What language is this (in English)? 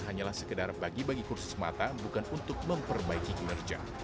Indonesian